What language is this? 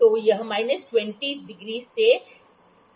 Hindi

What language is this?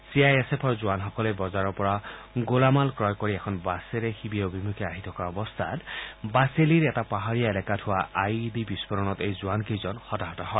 Assamese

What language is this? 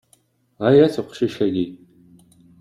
Kabyle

